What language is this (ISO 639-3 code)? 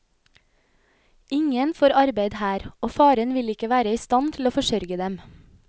nor